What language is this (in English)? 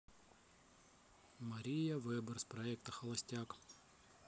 Russian